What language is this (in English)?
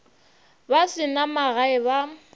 Northern Sotho